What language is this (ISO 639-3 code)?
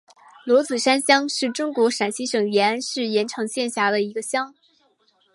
zho